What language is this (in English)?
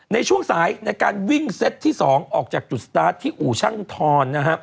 Thai